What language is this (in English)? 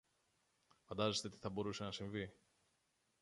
Greek